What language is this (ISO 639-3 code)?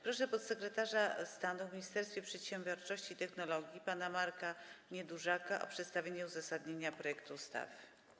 pol